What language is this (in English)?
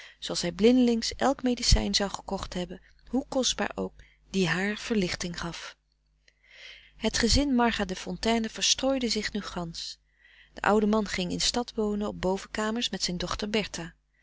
Dutch